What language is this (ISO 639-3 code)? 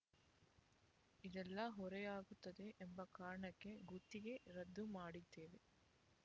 kan